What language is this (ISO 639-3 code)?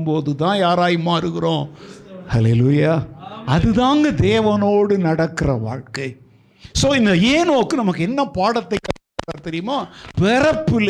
tam